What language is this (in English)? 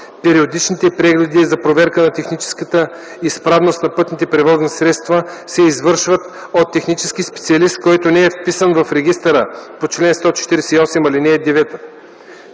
Bulgarian